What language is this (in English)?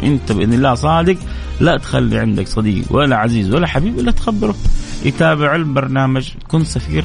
Arabic